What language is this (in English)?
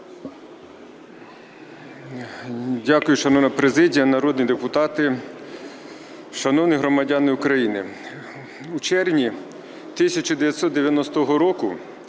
Ukrainian